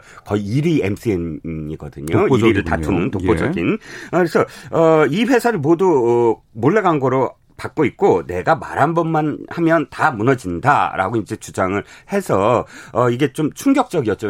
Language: Korean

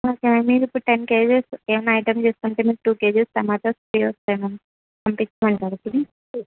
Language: Telugu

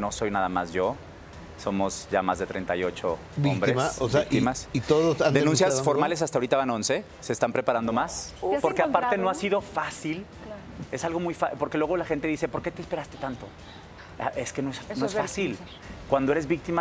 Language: Spanish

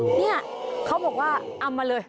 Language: Thai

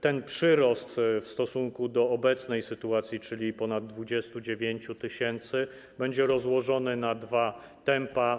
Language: Polish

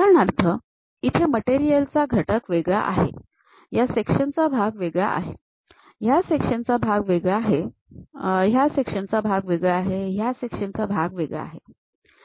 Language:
Marathi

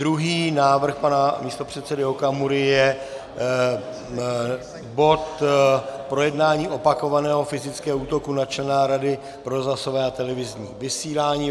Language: Czech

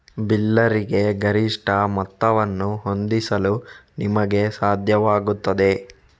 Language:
Kannada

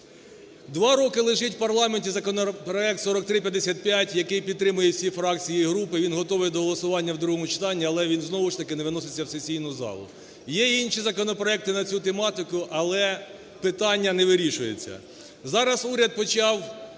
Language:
Ukrainian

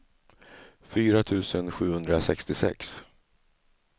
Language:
Swedish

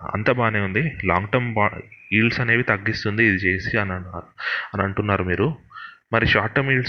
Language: Telugu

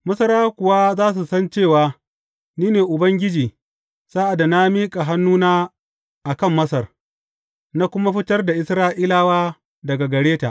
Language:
Hausa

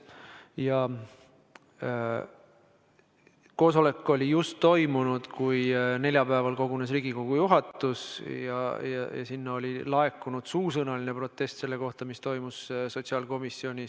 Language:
Estonian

